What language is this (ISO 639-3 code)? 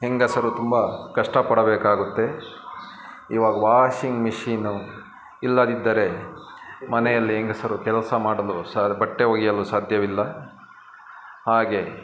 kan